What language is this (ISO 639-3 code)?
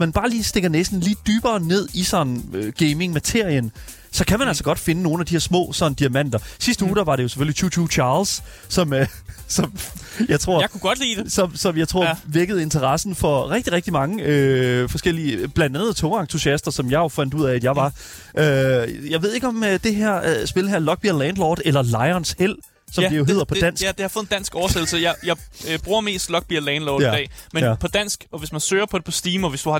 dan